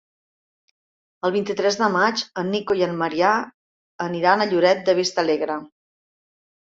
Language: Catalan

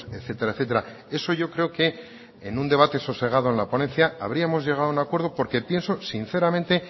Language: Spanish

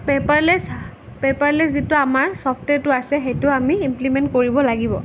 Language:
Assamese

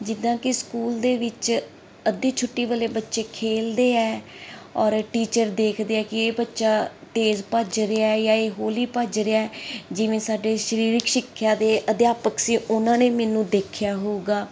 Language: Punjabi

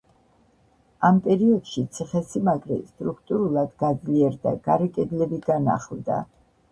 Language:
Georgian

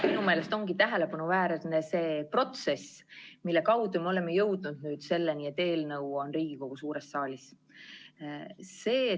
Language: Estonian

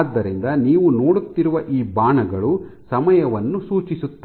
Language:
Kannada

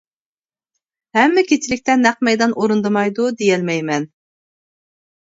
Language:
Uyghur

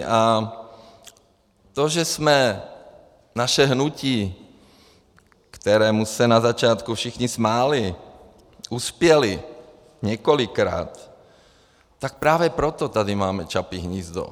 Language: Czech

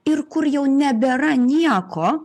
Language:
Lithuanian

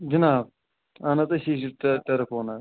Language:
Kashmiri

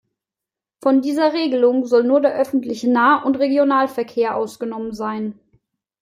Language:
German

